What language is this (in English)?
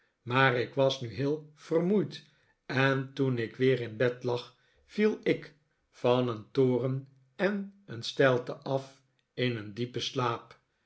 Dutch